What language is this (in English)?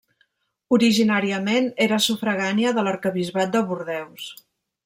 Catalan